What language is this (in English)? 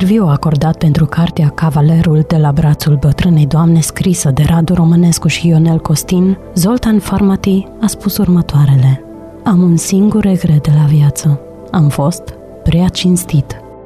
Romanian